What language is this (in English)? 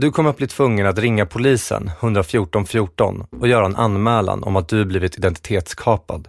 Swedish